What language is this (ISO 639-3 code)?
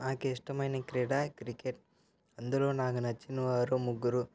tel